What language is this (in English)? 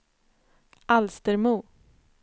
Swedish